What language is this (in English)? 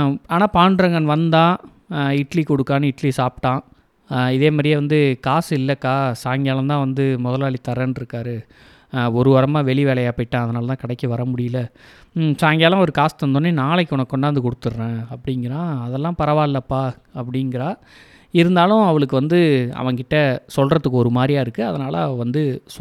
Tamil